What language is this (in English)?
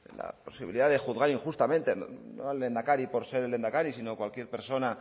Spanish